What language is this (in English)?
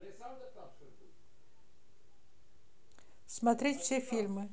Russian